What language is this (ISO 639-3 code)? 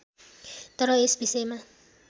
nep